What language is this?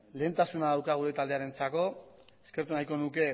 Basque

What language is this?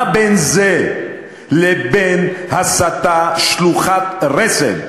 Hebrew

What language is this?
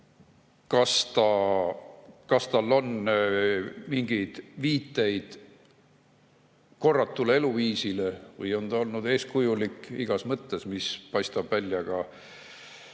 Estonian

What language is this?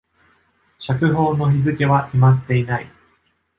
Japanese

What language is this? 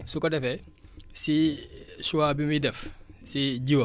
Wolof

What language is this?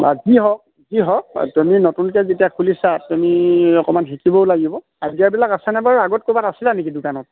Assamese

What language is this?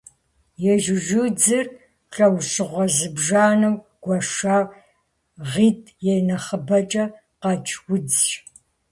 Kabardian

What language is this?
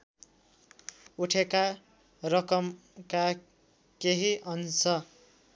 Nepali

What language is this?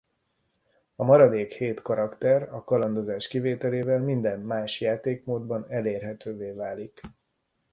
Hungarian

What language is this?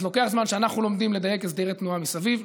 Hebrew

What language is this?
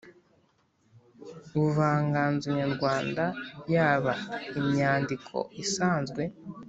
Kinyarwanda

